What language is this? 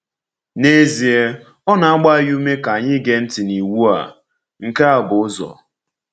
Igbo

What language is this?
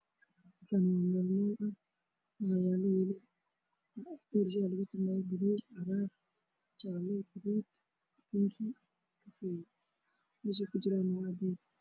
Somali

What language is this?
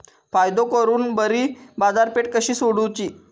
Marathi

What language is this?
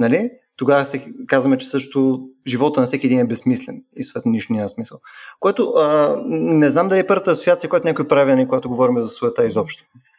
Bulgarian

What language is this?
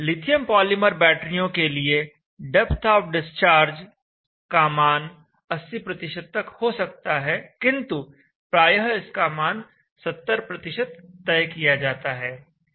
Hindi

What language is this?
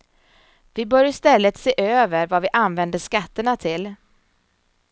Swedish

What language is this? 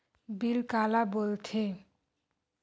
Chhattisgarhi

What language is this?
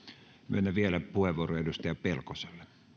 Finnish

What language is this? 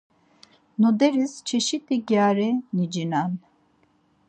Laz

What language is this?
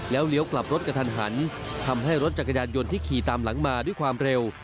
Thai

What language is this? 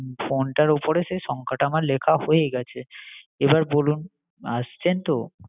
Bangla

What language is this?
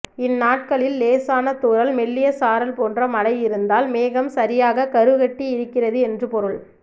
Tamil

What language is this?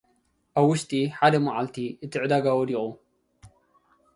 Tigrinya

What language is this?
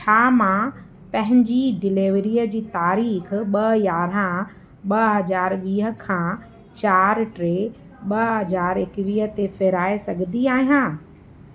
Sindhi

